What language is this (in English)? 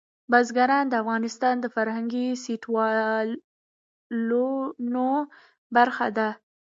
Pashto